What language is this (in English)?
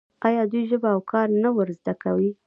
Pashto